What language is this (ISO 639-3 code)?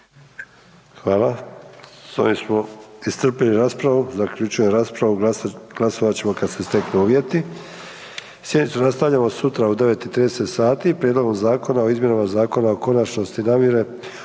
hrv